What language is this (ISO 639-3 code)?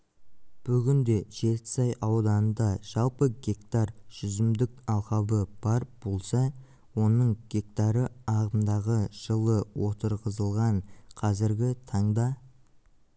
kaz